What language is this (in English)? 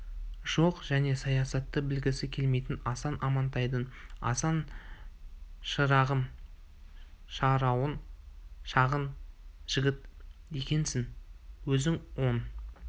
Kazakh